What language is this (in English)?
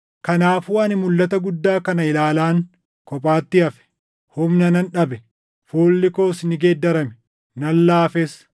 Oromo